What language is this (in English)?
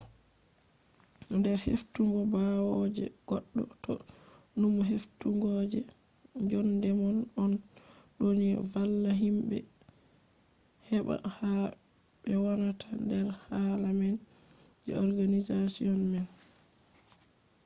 Fula